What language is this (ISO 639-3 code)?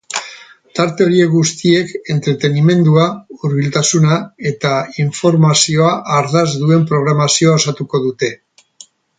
eus